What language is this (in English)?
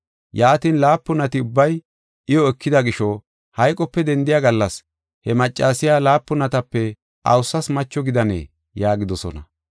Gofa